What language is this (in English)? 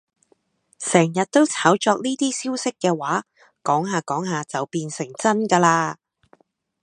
Cantonese